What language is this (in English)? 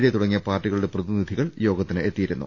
Malayalam